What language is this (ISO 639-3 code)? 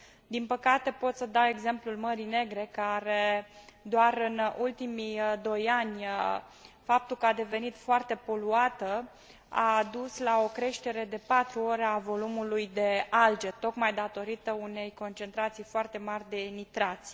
ron